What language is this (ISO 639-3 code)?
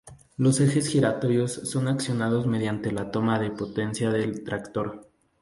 spa